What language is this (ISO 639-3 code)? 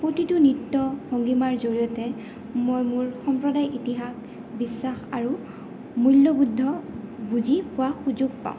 asm